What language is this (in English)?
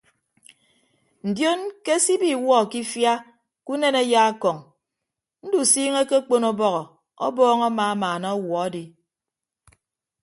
Ibibio